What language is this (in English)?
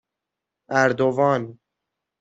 Persian